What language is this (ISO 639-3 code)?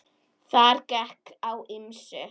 isl